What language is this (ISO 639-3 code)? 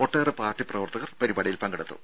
mal